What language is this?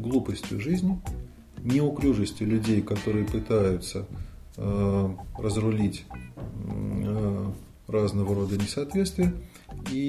Russian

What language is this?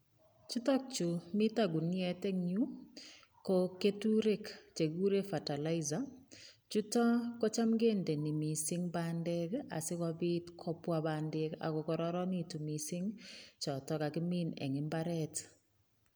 Kalenjin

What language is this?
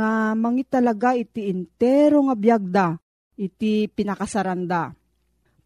Filipino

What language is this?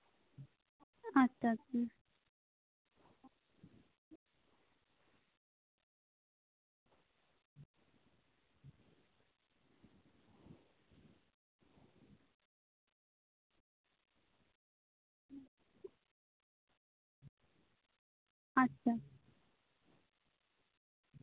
Santali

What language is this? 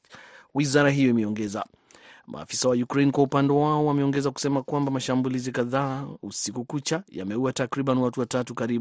Swahili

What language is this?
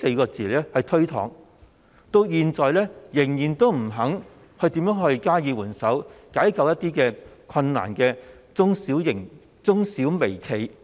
Cantonese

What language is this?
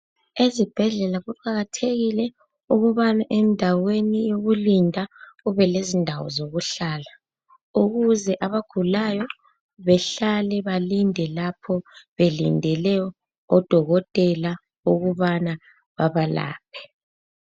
North Ndebele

